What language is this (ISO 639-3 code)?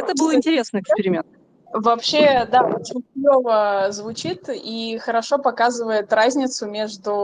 rus